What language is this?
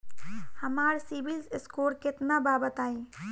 Bhojpuri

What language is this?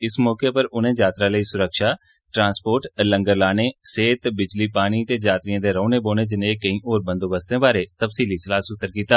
Dogri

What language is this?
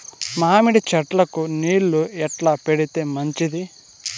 Telugu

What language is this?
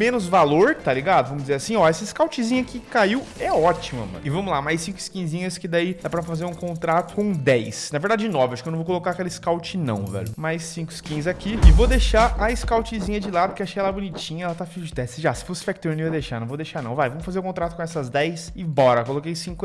Portuguese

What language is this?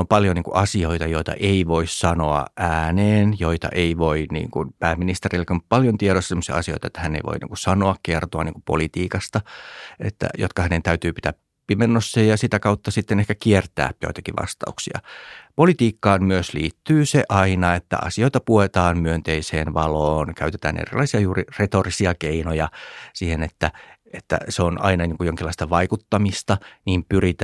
Finnish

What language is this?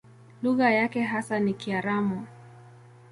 Swahili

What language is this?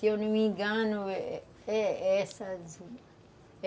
Portuguese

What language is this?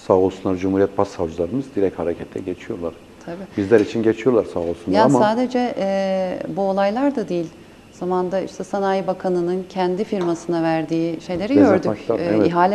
Turkish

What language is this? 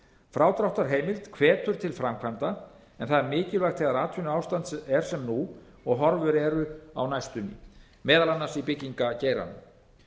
Icelandic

